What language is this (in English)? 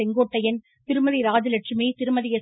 Tamil